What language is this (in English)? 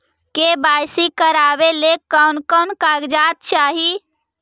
Magahi